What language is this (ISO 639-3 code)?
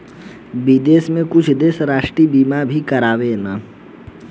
bho